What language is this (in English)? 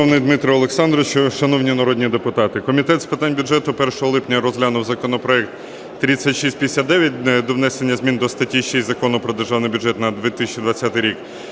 Ukrainian